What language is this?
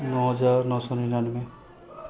Maithili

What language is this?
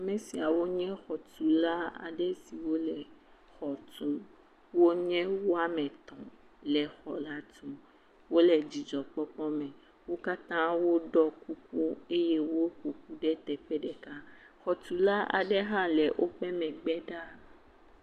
Ewe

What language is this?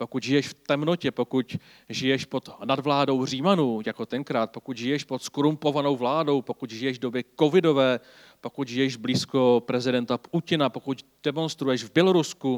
Czech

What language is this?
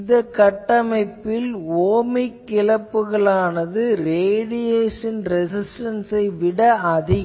Tamil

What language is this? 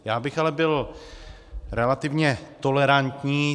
Czech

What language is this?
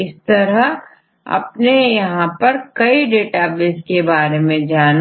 Hindi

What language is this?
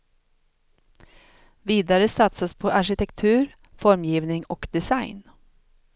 Swedish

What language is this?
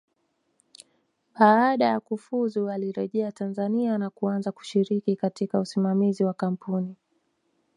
Swahili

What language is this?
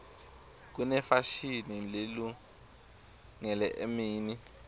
Swati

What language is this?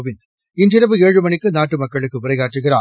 Tamil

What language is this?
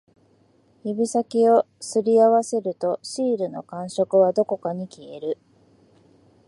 Japanese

